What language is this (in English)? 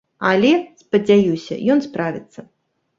Belarusian